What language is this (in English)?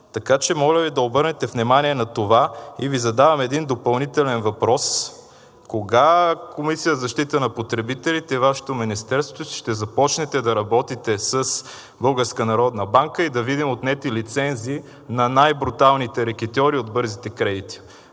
Bulgarian